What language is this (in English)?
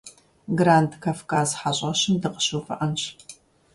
Kabardian